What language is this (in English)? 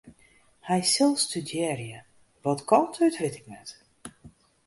Western Frisian